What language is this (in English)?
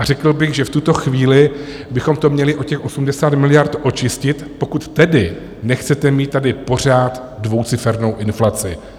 Czech